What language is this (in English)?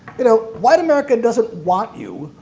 English